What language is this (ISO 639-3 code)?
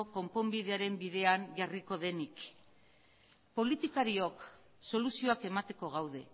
eus